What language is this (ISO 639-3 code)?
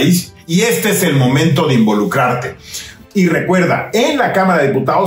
spa